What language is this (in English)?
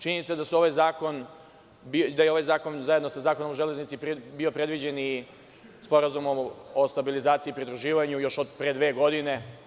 Serbian